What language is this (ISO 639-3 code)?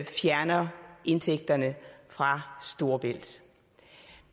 dan